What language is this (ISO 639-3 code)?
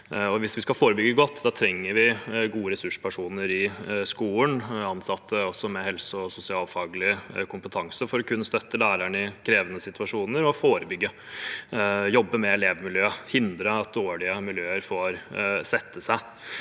nor